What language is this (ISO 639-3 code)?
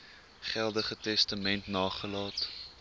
afr